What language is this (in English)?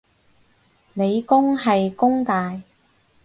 Cantonese